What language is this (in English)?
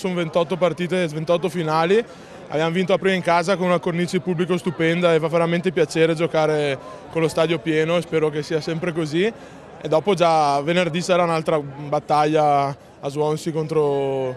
Italian